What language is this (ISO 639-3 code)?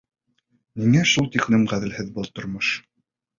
bak